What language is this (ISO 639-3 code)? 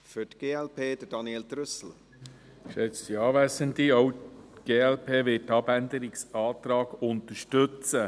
gsw